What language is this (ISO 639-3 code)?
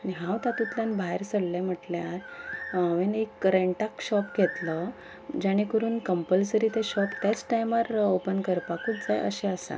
kok